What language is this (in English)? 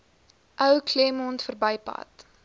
Afrikaans